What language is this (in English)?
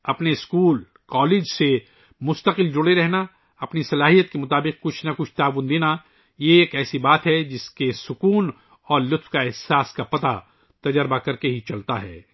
Urdu